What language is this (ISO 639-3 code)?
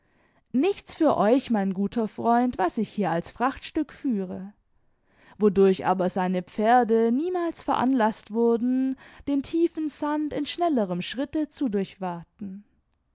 deu